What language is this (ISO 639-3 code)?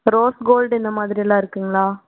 tam